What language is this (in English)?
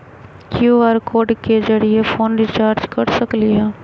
Magahi